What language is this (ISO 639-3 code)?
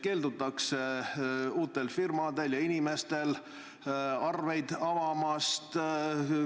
est